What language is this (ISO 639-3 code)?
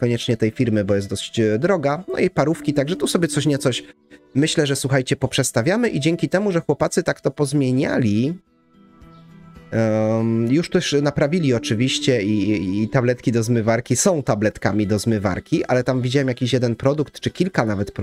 pol